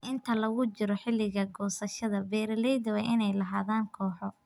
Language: Somali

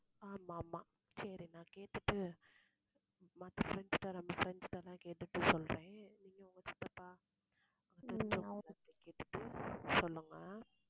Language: Tamil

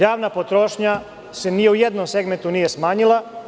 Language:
Serbian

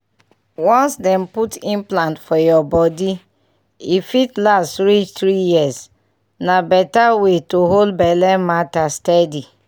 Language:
Nigerian Pidgin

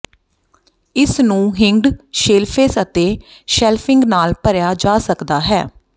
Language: Punjabi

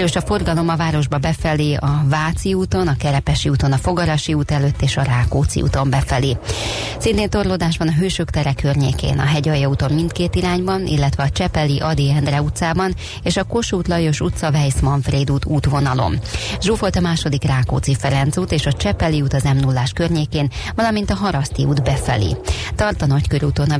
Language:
Hungarian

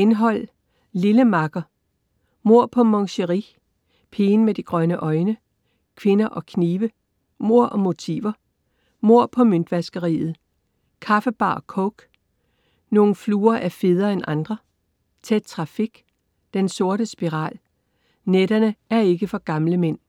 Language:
Danish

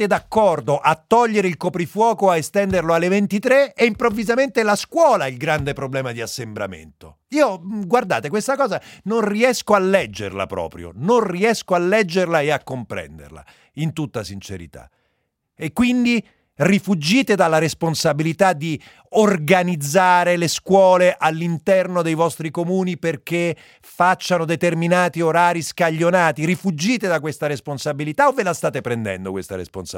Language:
Italian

